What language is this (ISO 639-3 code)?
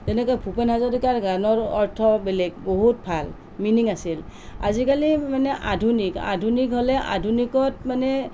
asm